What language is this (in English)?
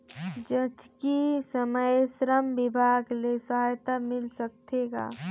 Chhattisgarhi